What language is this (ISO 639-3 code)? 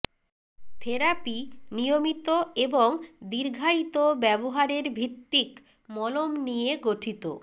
ben